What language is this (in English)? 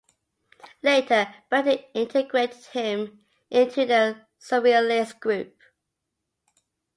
English